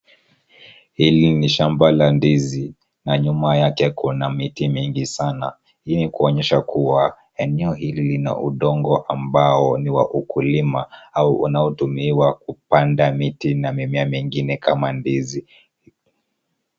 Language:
Swahili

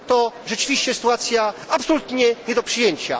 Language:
Polish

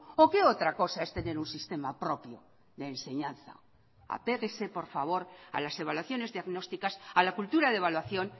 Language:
Spanish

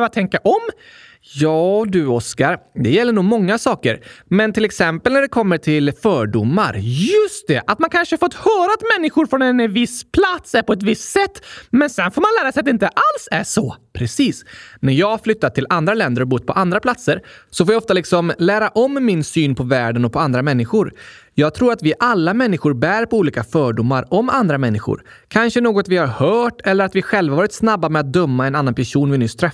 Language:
Swedish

